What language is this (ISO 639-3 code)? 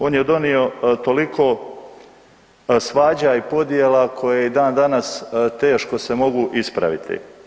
hrv